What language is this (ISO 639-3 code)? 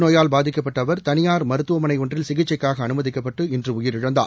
tam